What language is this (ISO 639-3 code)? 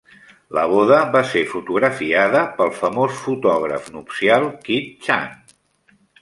cat